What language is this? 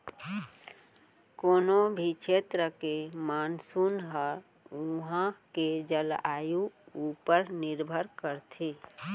Chhattisgarhi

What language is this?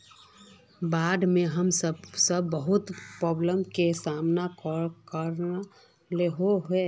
Magahi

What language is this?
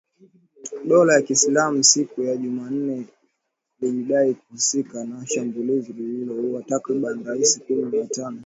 Swahili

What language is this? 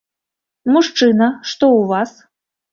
Belarusian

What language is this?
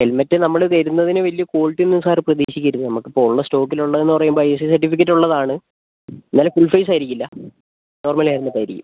Malayalam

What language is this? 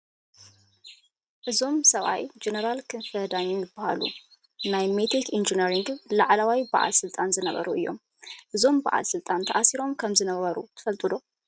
Tigrinya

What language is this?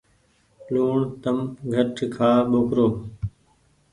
Goaria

